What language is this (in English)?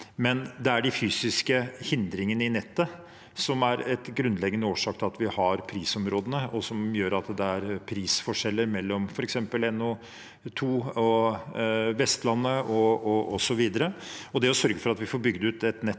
Norwegian